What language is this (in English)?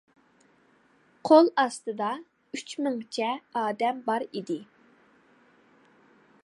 Uyghur